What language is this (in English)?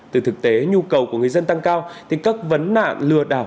Vietnamese